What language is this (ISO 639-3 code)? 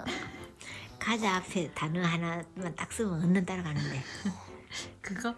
kor